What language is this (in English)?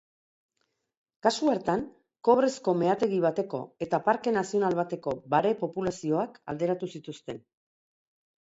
Basque